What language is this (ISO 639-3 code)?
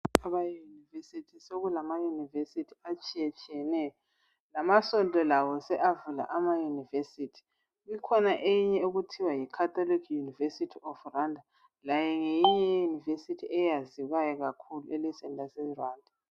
nde